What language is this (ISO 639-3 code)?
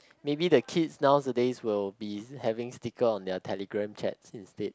eng